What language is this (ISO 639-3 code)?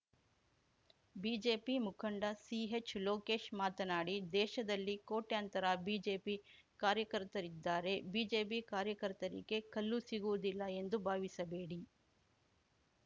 kan